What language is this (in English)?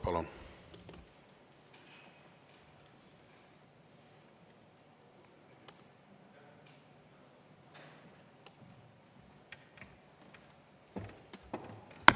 Estonian